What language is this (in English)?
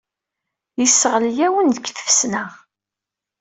Kabyle